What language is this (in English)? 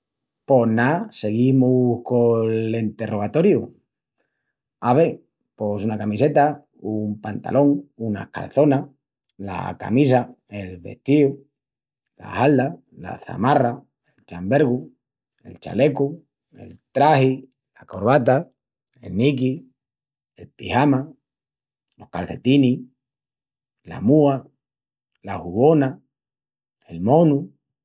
Extremaduran